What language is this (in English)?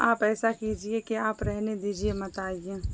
Urdu